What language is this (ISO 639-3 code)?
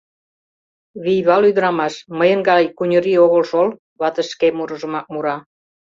chm